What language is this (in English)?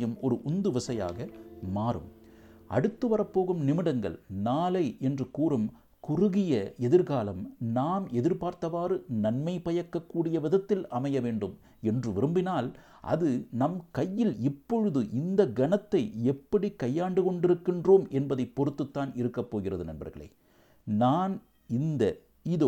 Tamil